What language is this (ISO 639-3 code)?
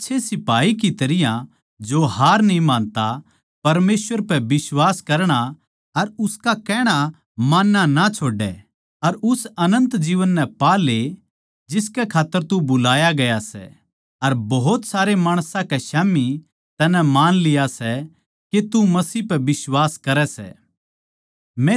bgc